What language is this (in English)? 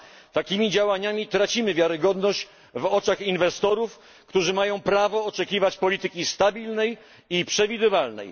Polish